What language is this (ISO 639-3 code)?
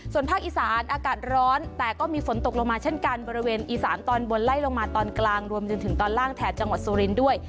tha